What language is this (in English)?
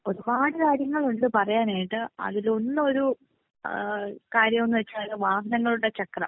Malayalam